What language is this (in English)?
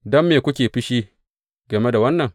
Hausa